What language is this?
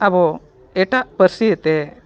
Santali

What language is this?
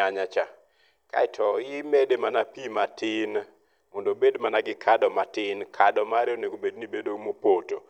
Luo (Kenya and Tanzania)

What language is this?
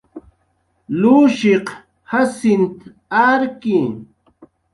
Jaqaru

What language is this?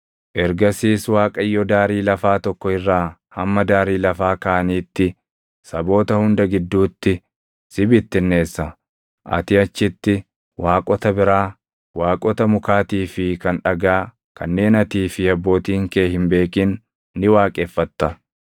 Oromo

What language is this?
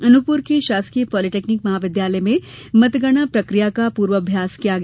Hindi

